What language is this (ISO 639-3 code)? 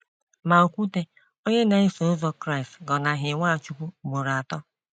ibo